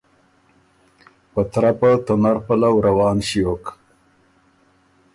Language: Ormuri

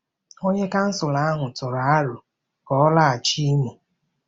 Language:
Igbo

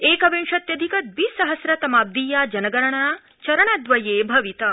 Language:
Sanskrit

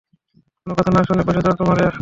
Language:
Bangla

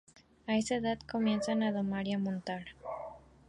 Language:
Spanish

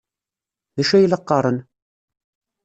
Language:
Kabyle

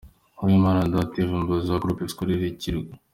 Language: Kinyarwanda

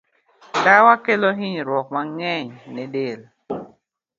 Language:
Luo (Kenya and Tanzania)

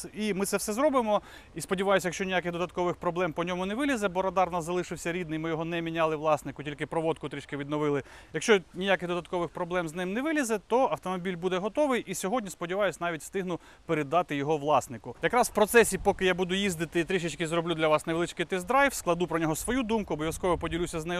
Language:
Ukrainian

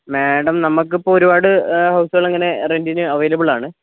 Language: Malayalam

